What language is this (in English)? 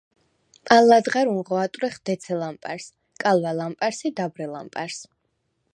Svan